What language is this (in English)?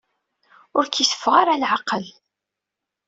Kabyle